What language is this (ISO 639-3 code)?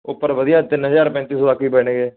pan